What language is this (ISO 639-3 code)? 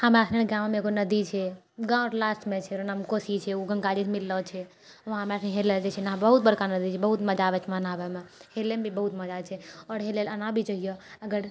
mai